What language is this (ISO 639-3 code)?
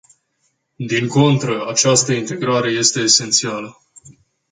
ron